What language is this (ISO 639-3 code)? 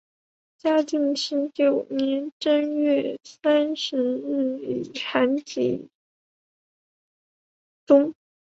zho